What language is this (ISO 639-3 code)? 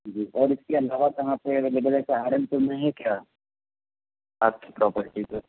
urd